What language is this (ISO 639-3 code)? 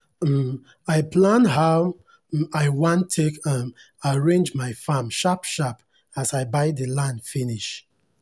pcm